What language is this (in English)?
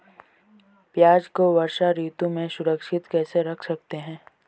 Hindi